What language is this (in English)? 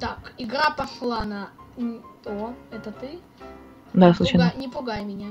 Russian